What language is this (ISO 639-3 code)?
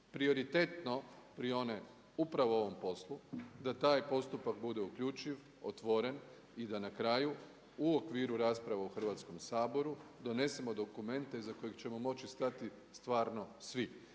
hrv